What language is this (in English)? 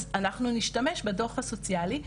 Hebrew